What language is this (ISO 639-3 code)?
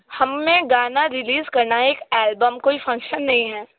hin